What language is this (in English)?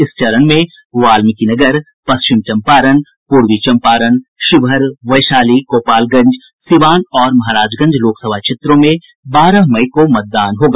Hindi